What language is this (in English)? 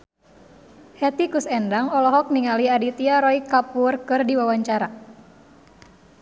Sundanese